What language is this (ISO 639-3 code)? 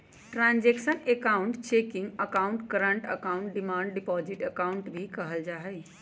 mag